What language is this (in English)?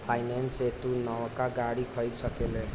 Bhojpuri